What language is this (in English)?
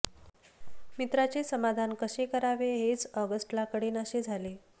Marathi